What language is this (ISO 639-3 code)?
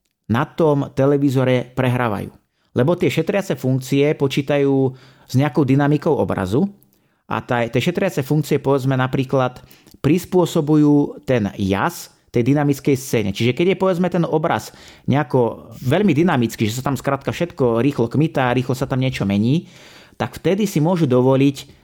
slk